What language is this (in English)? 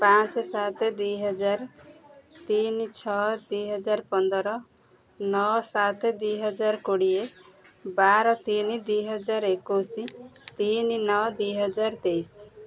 Odia